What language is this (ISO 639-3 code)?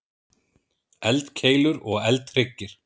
isl